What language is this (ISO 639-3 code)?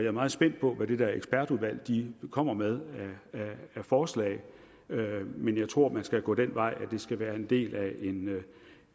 dan